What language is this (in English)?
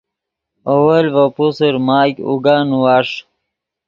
Yidgha